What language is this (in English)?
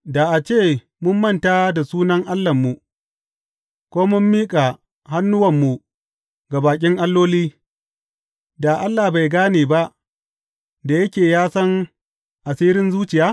Hausa